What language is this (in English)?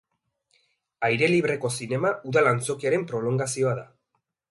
Basque